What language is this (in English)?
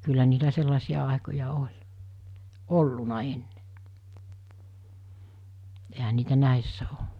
Finnish